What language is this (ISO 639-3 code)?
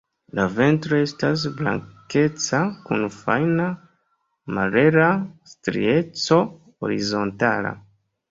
epo